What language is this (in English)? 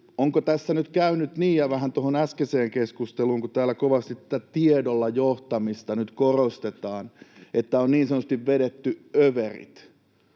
Finnish